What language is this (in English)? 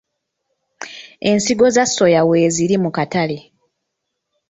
Ganda